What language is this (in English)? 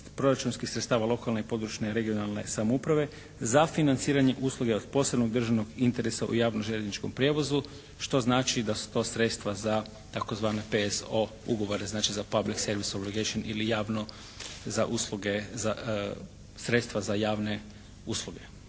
Croatian